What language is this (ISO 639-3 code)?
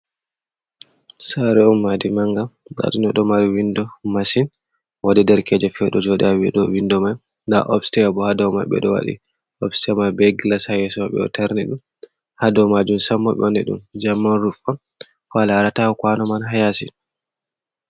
ful